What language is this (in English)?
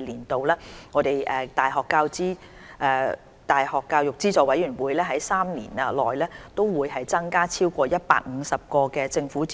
Cantonese